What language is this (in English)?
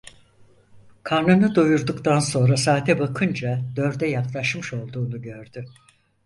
Turkish